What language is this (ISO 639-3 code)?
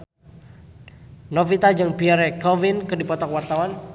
sun